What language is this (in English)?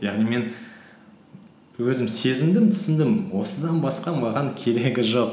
Kazakh